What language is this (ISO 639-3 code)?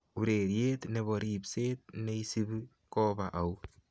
kln